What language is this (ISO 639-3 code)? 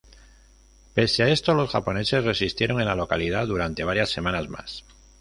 spa